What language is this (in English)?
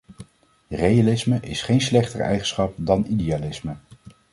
Dutch